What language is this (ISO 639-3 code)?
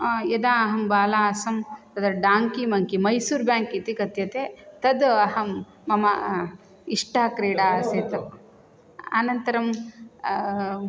san